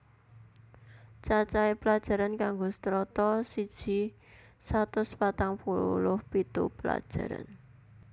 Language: Javanese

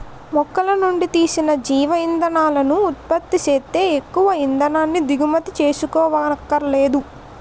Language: Telugu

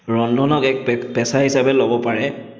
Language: Assamese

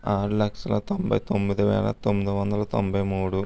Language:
Telugu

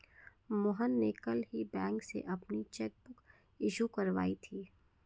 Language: Hindi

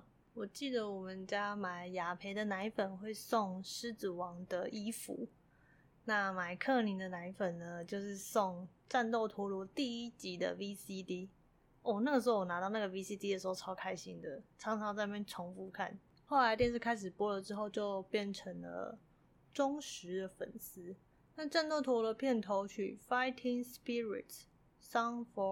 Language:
Chinese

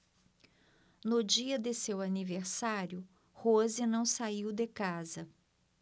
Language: Portuguese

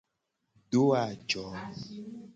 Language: Gen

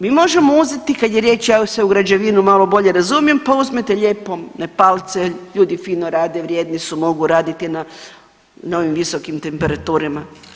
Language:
Croatian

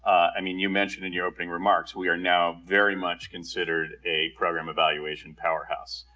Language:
English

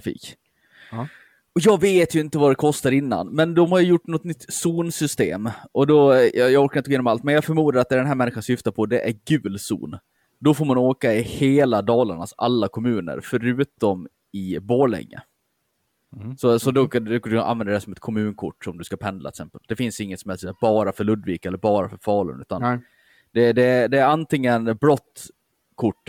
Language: Swedish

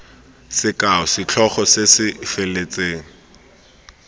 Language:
Tswana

